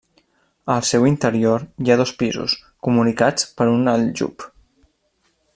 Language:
Catalan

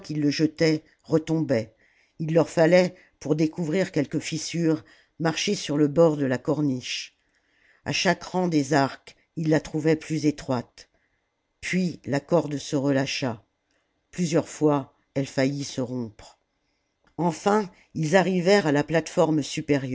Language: French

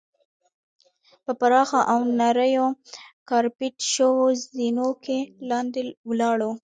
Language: Pashto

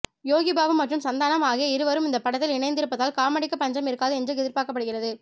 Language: Tamil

